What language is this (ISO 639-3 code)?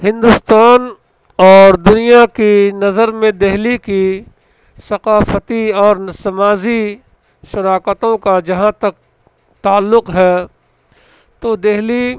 urd